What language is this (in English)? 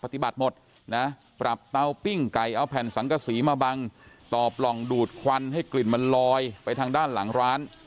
Thai